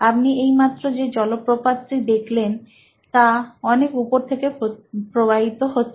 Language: Bangla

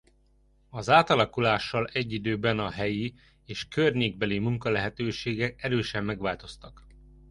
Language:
Hungarian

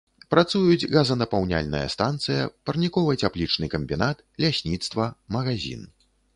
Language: Belarusian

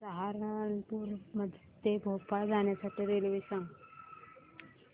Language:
Marathi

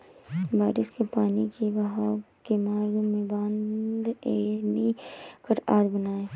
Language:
Hindi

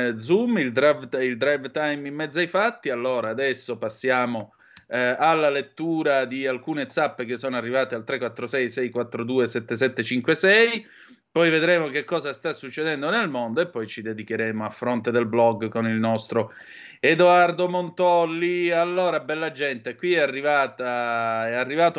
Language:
Italian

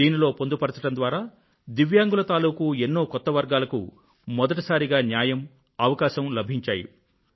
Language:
Telugu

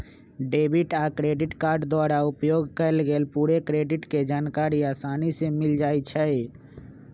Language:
Magahi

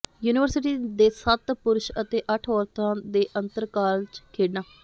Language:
Punjabi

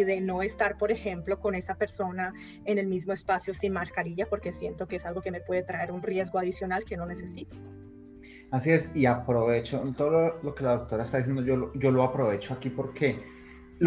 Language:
Spanish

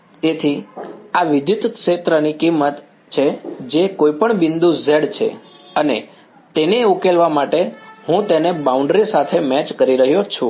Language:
Gujarati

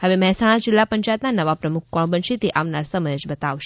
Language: Gujarati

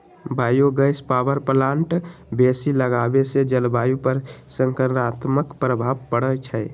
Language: Magahi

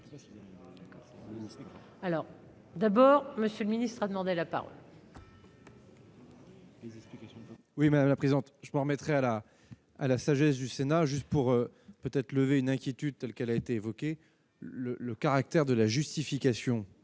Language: French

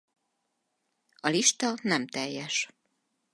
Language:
Hungarian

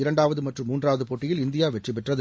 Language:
Tamil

